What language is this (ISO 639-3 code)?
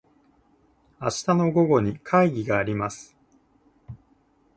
jpn